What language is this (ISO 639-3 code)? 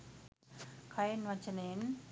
sin